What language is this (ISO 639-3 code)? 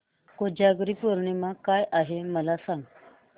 mar